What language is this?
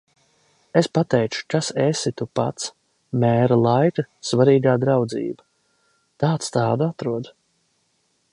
Latvian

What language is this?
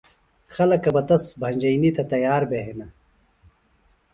Phalura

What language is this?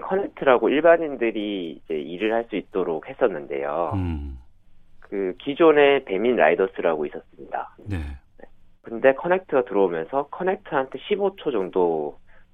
Korean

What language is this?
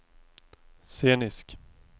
Swedish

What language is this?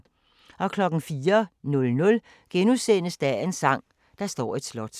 Danish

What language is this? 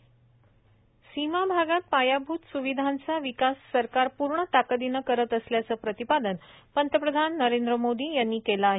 Marathi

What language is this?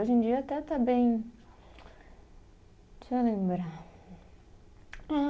Portuguese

